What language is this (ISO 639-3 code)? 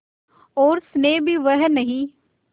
hin